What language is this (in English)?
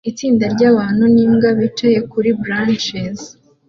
Kinyarwanda